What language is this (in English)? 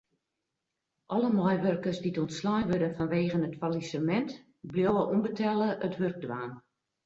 Western Frisian